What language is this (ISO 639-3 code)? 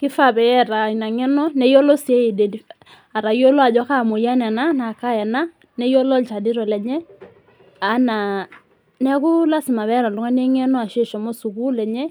mas